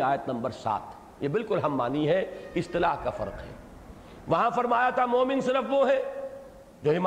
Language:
Urdu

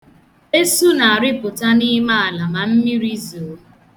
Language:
Igbo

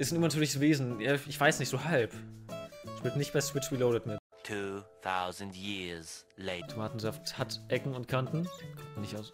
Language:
German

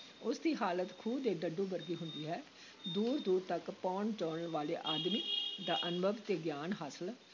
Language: Punjabi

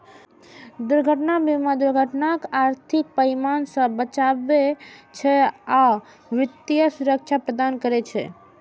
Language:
Maithili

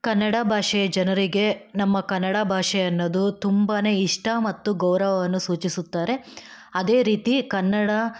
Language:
Kannada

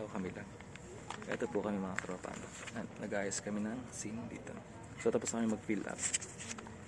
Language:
Filipino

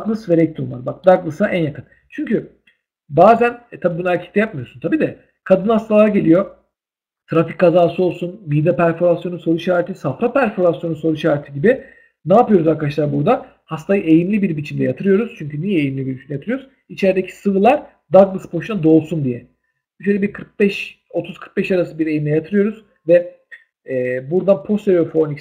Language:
Turkish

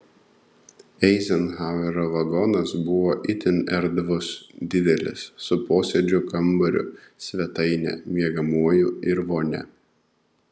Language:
Lithuanian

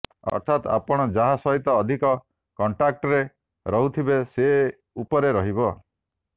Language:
Odia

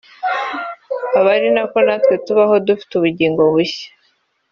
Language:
Kinyarwanda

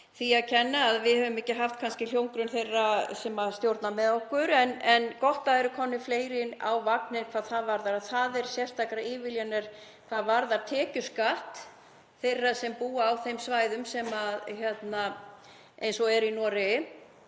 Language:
Icelandic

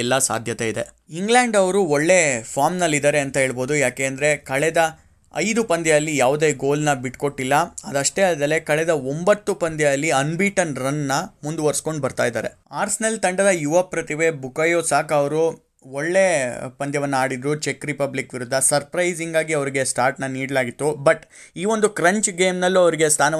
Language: Kannada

